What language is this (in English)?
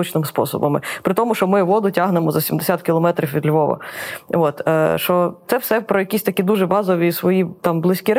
Ukrainian